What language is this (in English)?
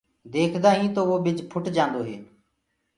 Gurgula